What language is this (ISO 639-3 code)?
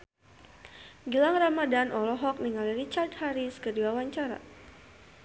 sun